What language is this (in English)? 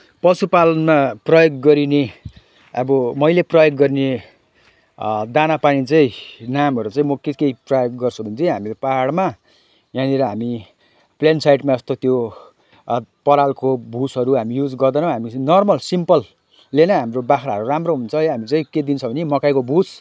Nepali